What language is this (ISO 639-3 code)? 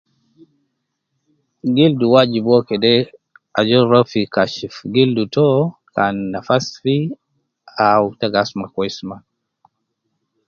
kcn